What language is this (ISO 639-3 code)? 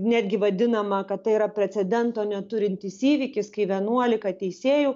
lit